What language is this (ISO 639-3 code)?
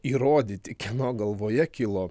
lit